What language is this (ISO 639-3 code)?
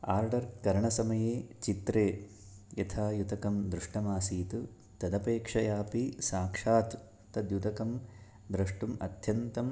san